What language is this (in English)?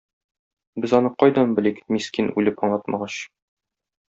Tatar